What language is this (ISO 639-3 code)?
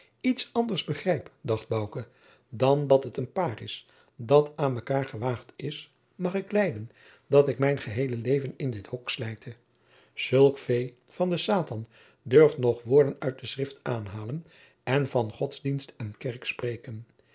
nld